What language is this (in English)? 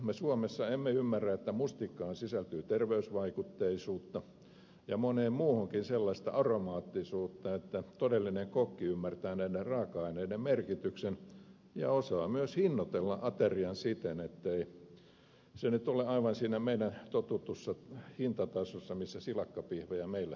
Finnish